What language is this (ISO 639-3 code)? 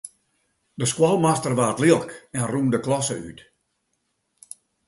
fry